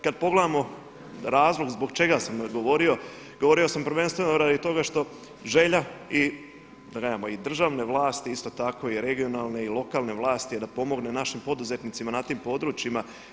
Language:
Croatian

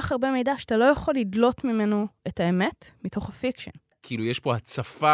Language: Hebrew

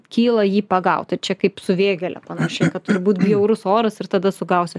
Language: Lithuanian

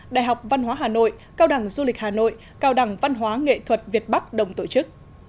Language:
Vietnamese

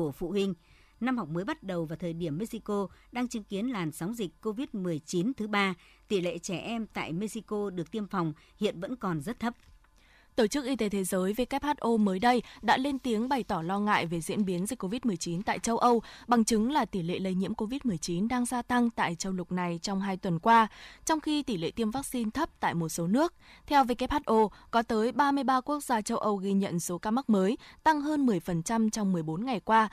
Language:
Vietnamese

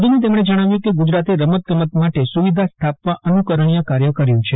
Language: Gujarati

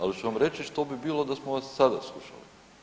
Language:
Croatian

